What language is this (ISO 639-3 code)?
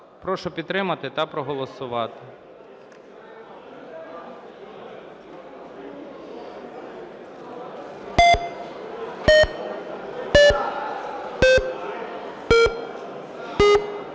ukr